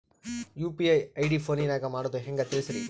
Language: Kannada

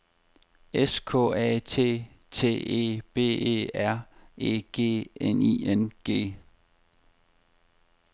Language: Danish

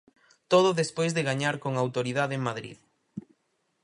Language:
Galician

